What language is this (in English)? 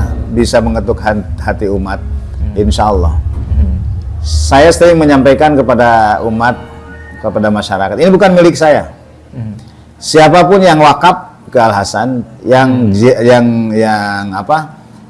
Indonesian